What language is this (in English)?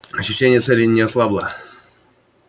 Russian